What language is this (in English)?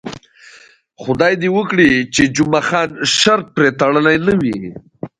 Pashto